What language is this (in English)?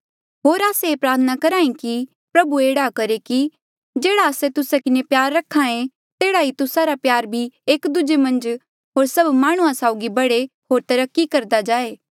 Mandeali